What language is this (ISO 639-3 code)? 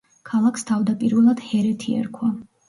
kat